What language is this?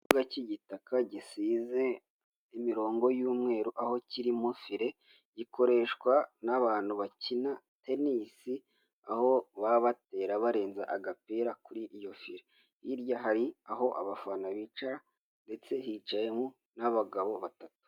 Kinyarwanda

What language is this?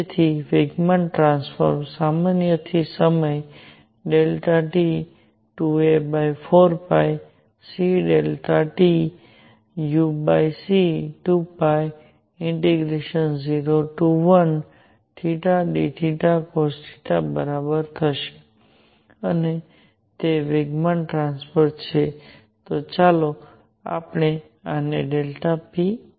Gujarati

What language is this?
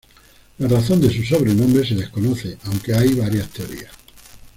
Spanish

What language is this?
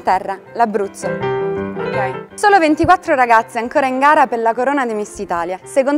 Italian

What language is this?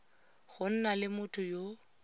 Tswana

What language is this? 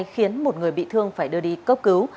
Vietnamese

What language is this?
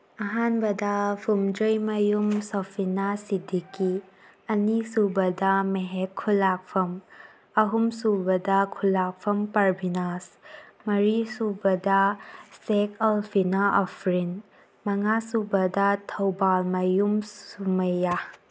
Manipuri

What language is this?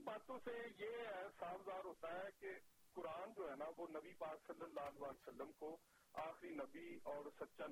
Urdu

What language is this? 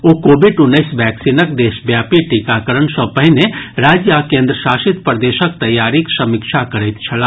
Maithili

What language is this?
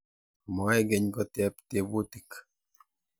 Kalenjin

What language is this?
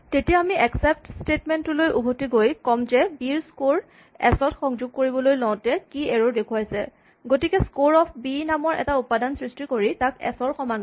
Assamese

